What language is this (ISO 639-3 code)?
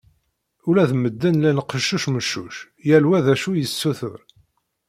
kab